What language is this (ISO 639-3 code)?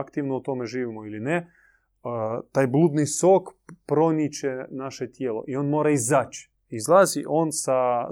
hrv